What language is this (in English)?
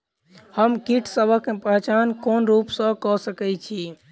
Maithili